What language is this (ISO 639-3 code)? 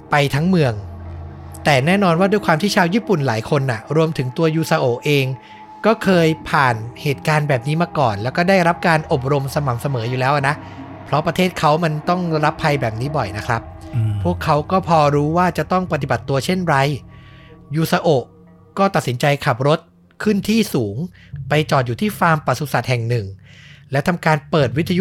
tha